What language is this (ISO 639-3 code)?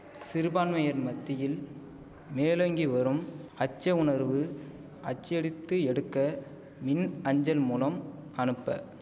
tam